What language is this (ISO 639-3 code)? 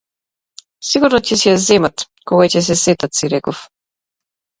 mkd